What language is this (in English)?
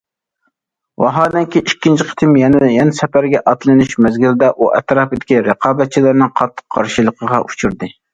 Uyghur